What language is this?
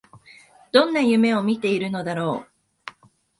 Japanese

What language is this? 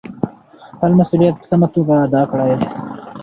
Pashto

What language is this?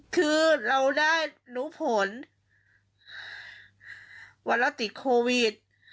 Thai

